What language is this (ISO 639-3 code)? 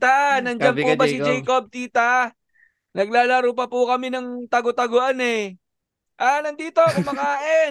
fil